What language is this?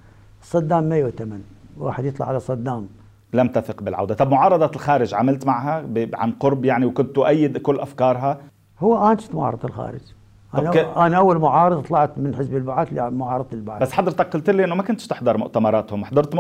Arabic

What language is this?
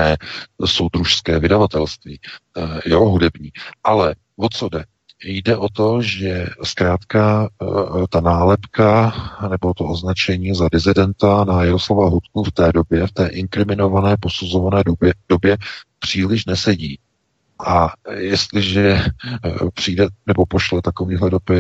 Czech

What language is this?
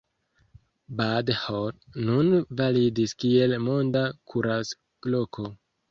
Esperanto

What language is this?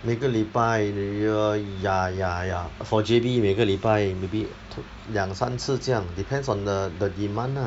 English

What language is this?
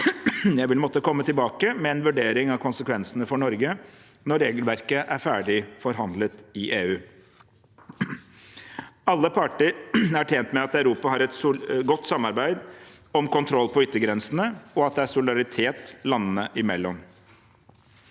Norwegian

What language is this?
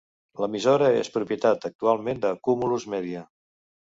Catalan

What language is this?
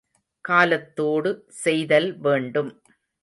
Tamil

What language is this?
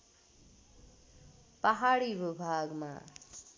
Nepali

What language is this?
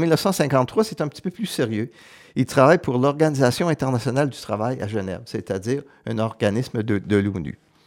French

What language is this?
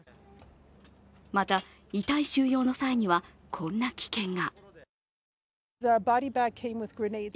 Japanese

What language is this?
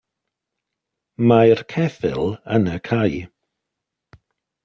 Welsh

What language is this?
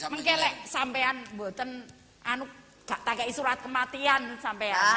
Indonesian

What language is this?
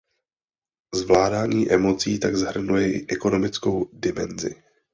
Czech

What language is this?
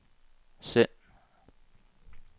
Danish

